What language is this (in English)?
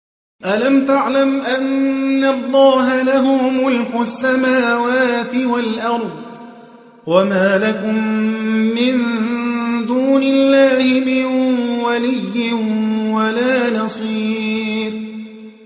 Arabic